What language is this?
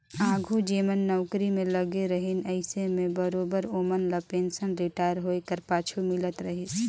Chhattisgarhi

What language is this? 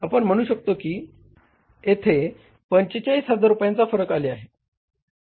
Marathi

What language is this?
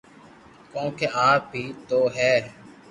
Loarki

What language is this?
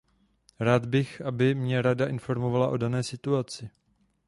Czech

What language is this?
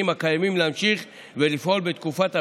Hebrew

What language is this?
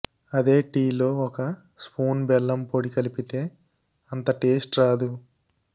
Telugu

